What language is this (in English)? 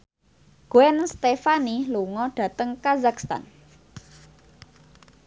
Javanese